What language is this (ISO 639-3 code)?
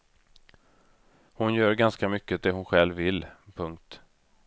swe